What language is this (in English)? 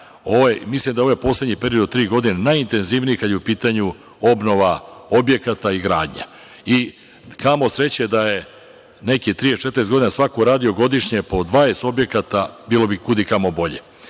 Serbian